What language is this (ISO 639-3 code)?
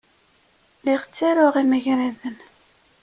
kab